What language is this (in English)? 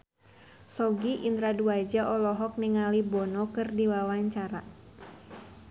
Sundanese